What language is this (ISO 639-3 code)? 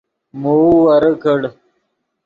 ydg